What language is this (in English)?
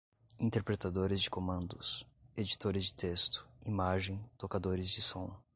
Portuguese